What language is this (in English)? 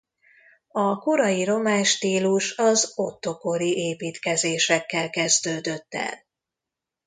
Hungarian